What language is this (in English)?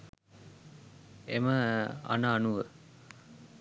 Sinhala